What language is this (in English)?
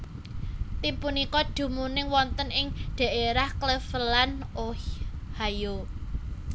Javanese